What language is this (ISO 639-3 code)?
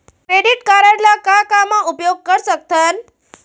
hne